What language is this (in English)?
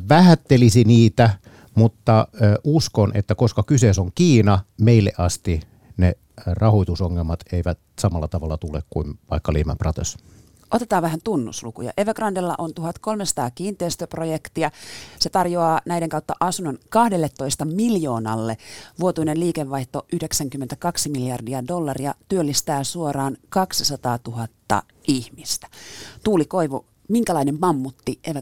Finnish